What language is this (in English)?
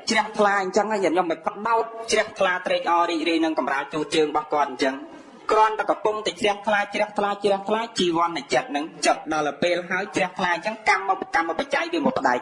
Vietnamese